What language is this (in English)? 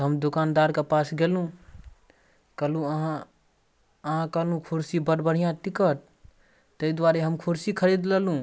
Maithili